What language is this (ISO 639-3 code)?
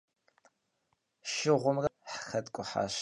kbd